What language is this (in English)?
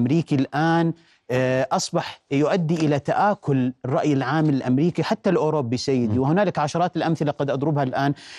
Arabic